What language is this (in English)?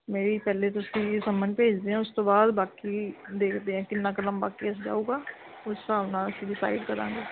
Punjabi